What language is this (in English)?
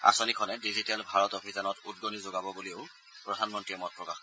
Assamese